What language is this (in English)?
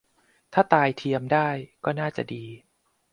Thai